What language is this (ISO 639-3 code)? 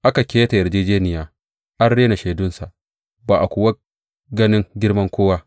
hau